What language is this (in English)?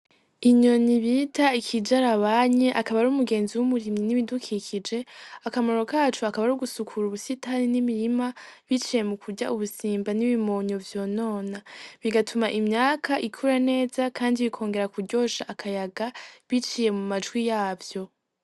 Rundi